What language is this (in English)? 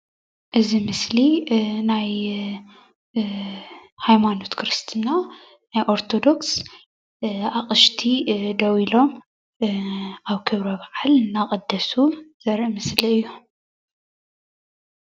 Tigrinya